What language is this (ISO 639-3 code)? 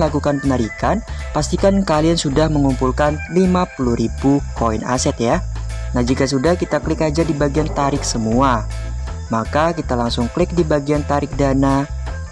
ind